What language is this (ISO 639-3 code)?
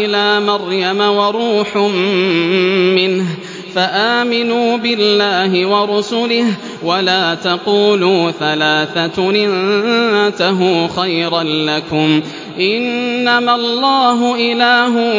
ara